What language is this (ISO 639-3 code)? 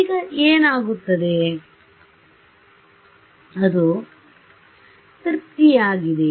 kan